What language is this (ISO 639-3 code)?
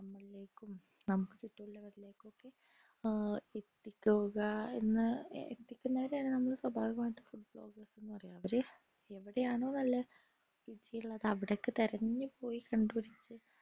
mal